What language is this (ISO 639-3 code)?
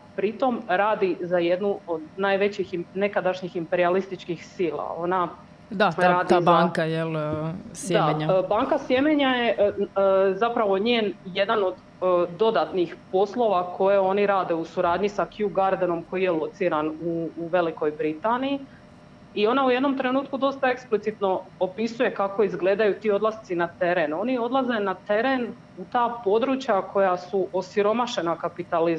hrv